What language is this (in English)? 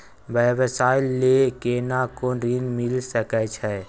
Maithili